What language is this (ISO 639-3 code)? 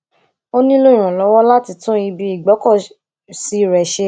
yor